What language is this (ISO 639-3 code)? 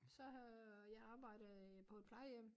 dan